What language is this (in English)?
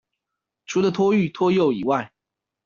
Chinese